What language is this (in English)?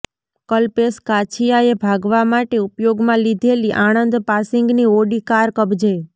Gujarati